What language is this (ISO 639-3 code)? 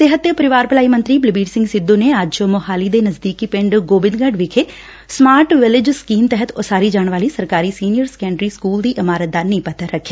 pan